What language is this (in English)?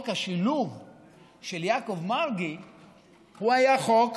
Hebrew